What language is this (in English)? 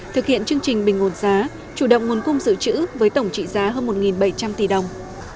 Vietnamese